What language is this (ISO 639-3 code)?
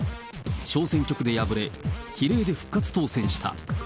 jpn